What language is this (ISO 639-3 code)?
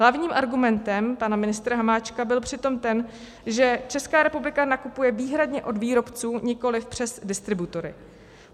ces